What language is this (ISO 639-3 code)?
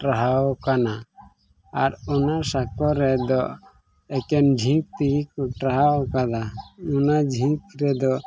sat